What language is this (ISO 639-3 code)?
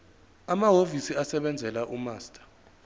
zul